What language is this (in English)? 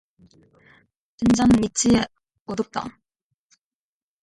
Korean